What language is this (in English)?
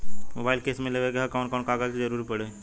Bhojpuri